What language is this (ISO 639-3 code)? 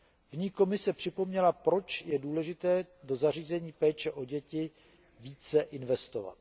ces